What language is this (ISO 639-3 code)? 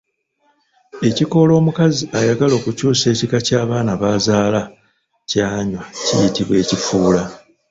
lug